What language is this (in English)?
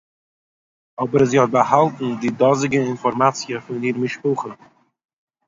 Yiddish